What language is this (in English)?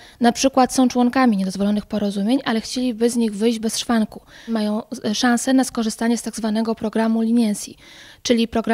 Polish